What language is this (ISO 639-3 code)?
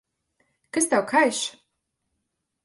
lav